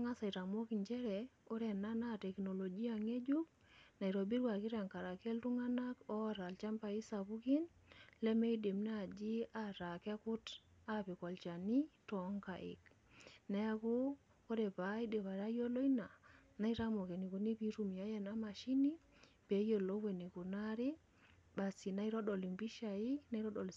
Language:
Masai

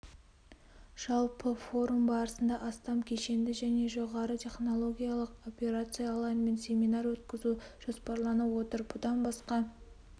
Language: Kazakh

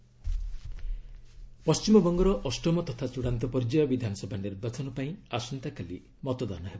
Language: Odia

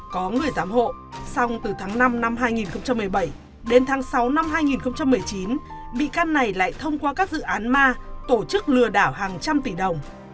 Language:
Vietnamese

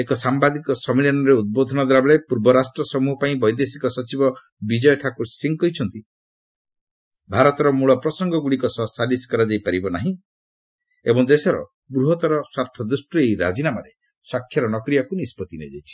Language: Odia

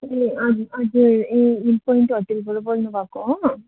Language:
Nepali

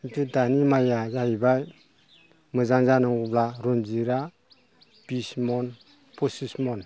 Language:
Bodo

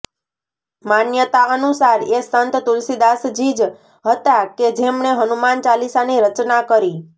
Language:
Gujarati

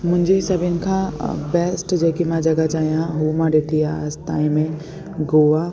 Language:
Sindhi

